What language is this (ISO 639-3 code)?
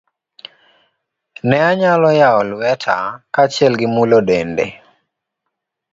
luo